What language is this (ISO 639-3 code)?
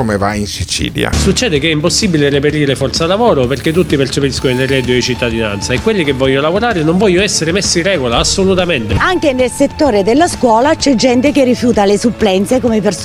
ita